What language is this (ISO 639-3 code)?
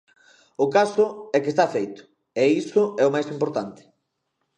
glg